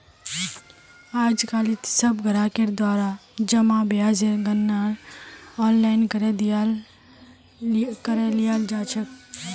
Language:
Magahi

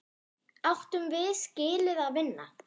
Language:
Icelandic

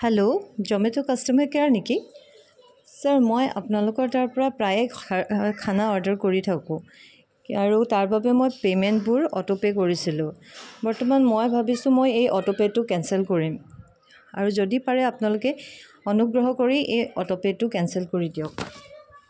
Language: Assamese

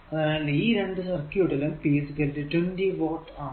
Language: Malayalam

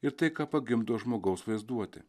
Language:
Lithuanian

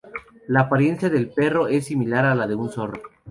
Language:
Spanish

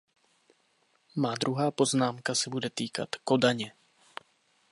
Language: Czech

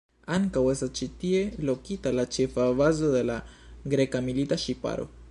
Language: Esperanto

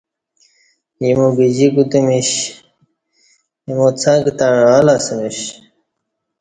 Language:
Kati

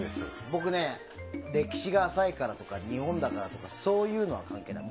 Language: Japanese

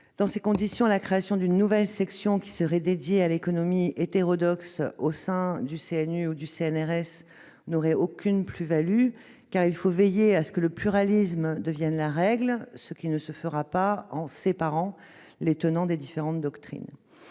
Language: French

